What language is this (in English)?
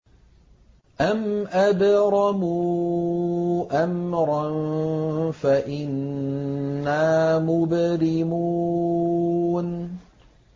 Arabic